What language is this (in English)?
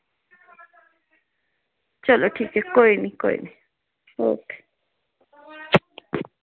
Dogri